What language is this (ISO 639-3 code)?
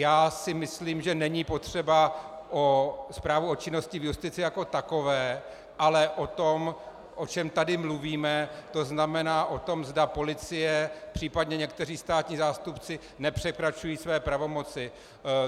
ces